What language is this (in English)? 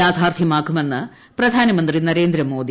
Malayalam